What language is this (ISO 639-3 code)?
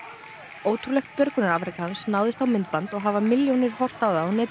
isl